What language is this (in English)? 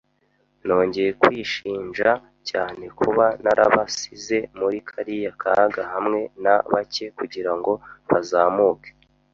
Kinyarwanda